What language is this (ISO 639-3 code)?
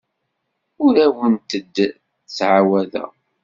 kab